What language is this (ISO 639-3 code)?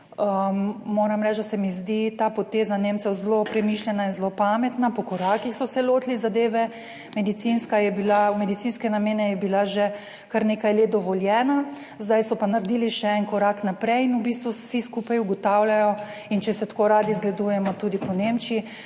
slv